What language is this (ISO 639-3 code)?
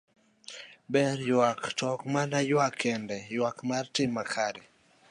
luo